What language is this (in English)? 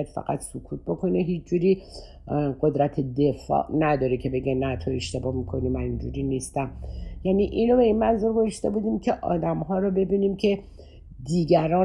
Persian